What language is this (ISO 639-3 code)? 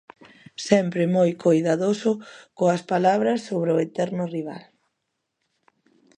glg